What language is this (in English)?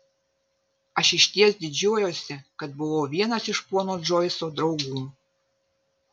Lithuanian